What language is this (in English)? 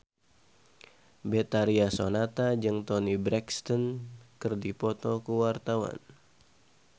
Sundanese